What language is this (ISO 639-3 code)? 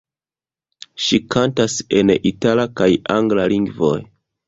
epo